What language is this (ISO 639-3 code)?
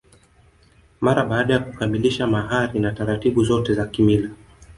swa